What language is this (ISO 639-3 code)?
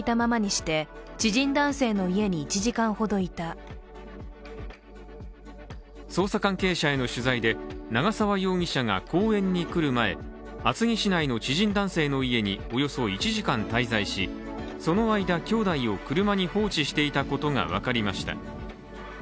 jpn